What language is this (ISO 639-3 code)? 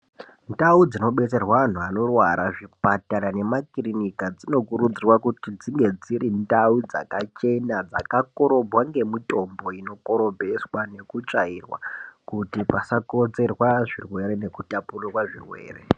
ndc